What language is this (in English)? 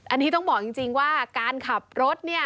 Thai